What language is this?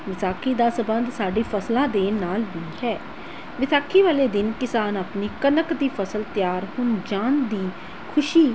Punjabi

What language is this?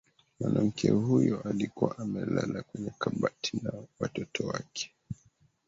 Swahili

